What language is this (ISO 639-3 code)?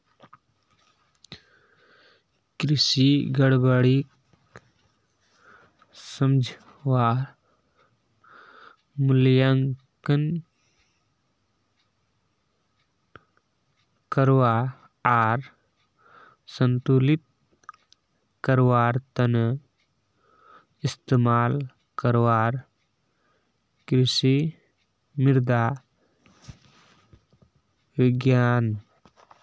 mag